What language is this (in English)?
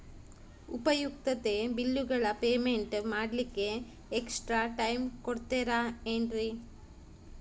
Kannada